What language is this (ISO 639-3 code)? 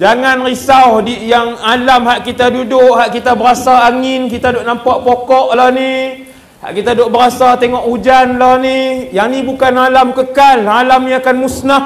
msa